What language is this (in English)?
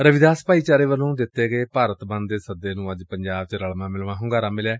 Punjabi